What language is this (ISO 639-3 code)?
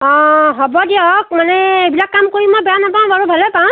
asm